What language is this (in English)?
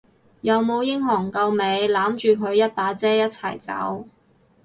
Cantonese